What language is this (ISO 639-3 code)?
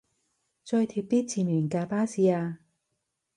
yue